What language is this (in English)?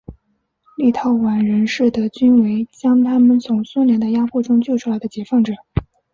Chinese